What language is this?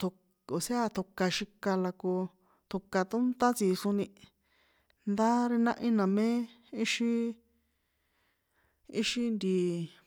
San Juan Atzingo Popoloca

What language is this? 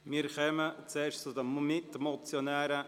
Swiss German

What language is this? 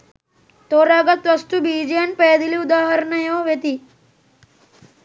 Sinhala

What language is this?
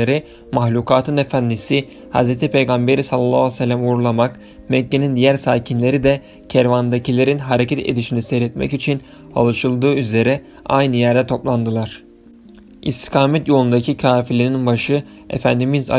Turkish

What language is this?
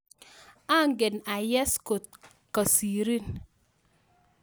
Kalenjin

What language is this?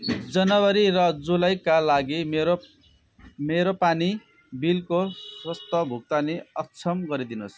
Nepali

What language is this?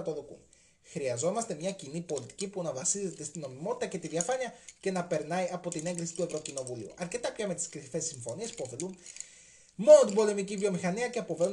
Greek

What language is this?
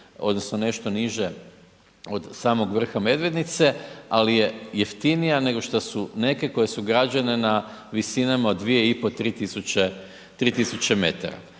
Croatian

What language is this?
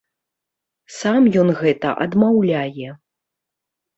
Belarusian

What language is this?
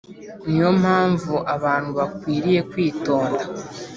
Kinyarwanda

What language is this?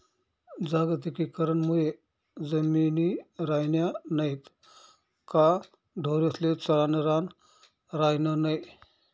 Marathi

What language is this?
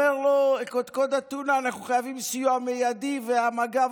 Hebrew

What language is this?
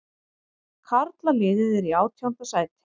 Icelandic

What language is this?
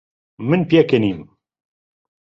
Central Kurdish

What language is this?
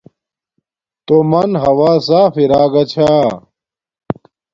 Domaaki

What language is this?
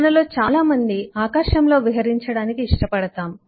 Telugu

